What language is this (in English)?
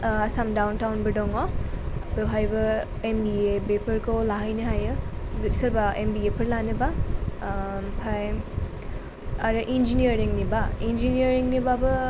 Bodo